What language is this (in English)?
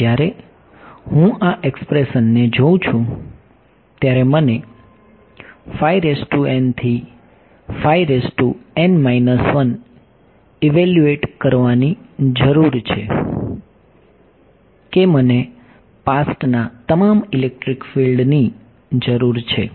Gujarati